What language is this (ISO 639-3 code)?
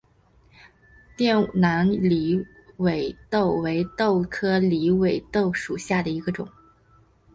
zho